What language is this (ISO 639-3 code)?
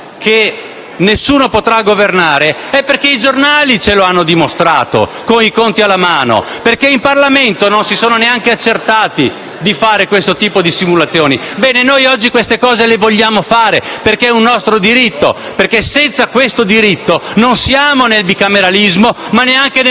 ita